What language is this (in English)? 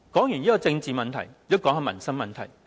Cantonese